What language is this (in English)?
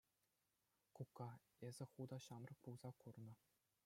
Chuvash